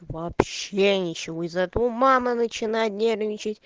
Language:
Russian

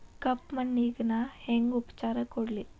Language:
Kannada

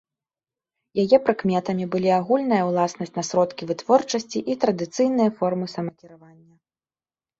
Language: Belarusian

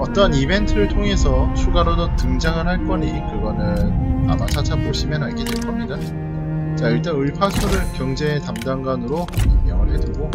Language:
Korean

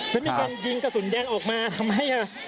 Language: Thai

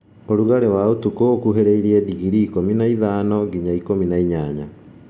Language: Kikuyu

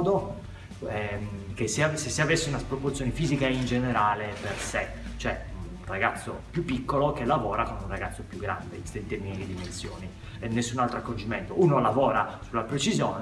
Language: Italian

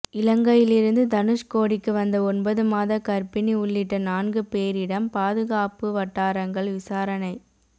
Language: Tamil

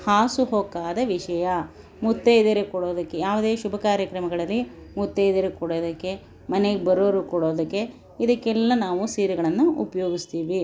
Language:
Kannada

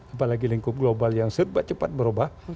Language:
Indonesian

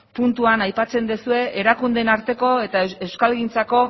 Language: Basque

